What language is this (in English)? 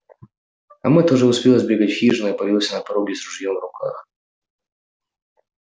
Russian